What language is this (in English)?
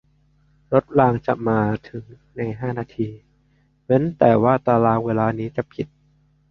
Thai